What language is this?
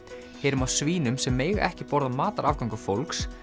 Icelandic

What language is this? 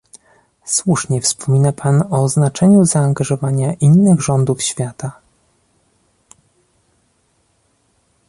Polish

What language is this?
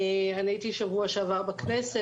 Hebrew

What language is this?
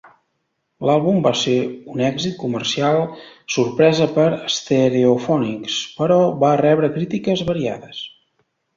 Catalan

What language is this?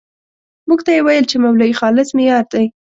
Pashto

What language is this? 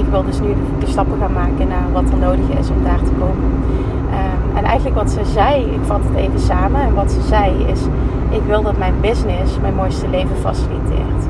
Dutch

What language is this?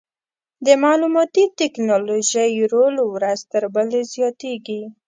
Pashto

